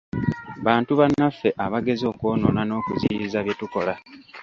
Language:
Ganda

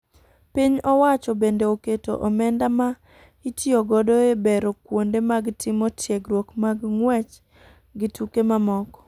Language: Luo (Kenya and Tanzania)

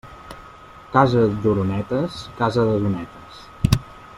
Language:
Catalan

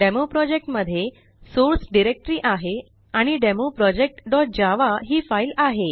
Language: Marathi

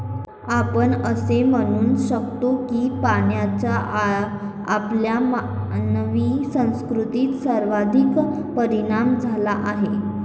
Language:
Marathi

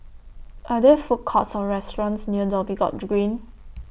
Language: English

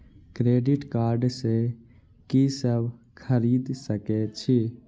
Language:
Maithili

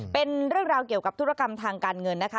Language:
Thai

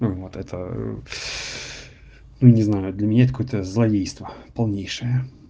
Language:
Russian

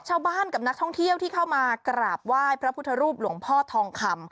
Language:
Thai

